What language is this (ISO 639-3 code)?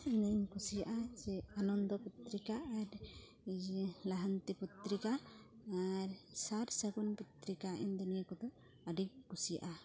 sat